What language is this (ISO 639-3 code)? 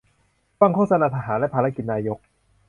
tha